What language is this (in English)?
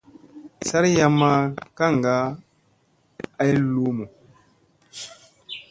Musey